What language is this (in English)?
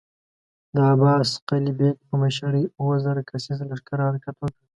Pashto